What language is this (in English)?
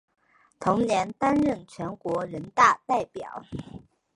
Chinese